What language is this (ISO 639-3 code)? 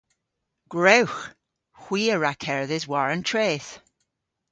cor